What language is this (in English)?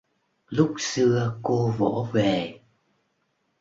Vietnamese